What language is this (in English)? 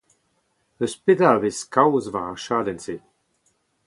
Breton